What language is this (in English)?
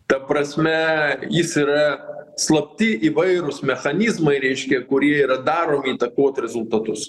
Lithuanian